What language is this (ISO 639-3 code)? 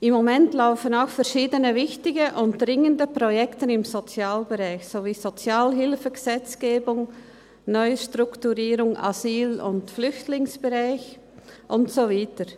gsw